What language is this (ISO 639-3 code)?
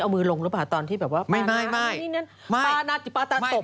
tha